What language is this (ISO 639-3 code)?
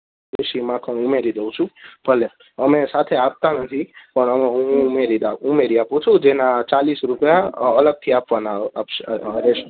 guj